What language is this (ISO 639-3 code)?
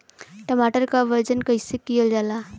bho